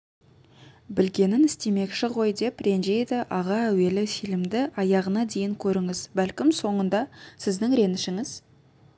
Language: Kazakh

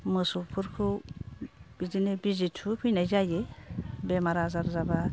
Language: Bodo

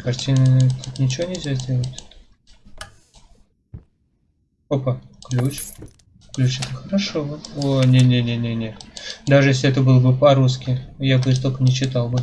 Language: Russian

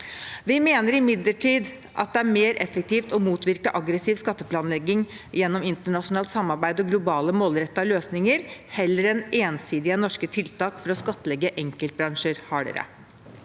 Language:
Norwegian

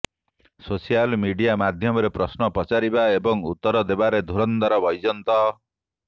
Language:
Odia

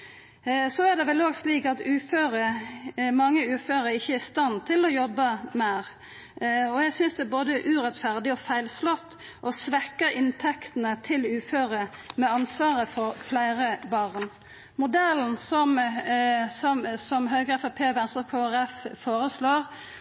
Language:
Norwegian Nynorsk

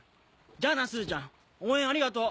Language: Japanese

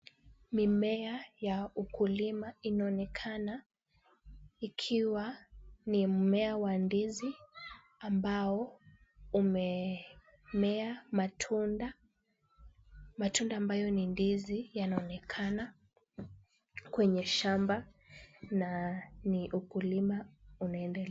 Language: Swahili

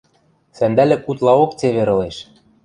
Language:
Western Mari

